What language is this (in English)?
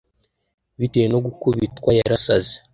Kinyarwanda